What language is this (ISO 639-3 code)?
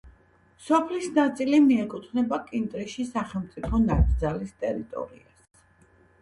kat